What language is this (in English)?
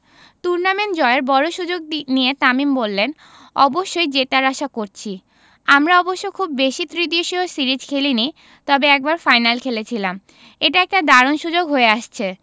Bangla